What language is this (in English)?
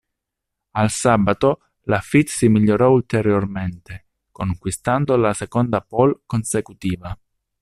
Italian